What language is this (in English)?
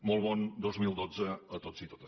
Catalan